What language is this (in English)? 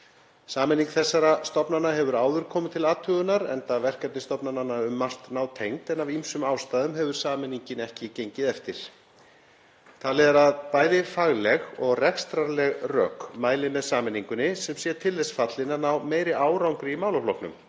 Icelandic